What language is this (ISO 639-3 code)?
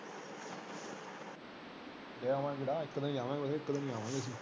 pan